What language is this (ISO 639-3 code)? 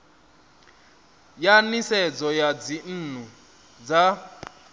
ven